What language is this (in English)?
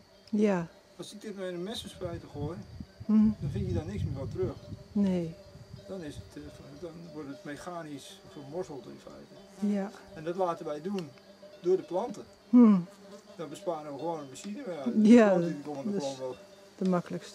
Dutch